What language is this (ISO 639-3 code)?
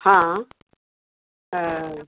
snd